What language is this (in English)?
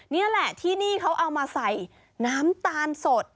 Thai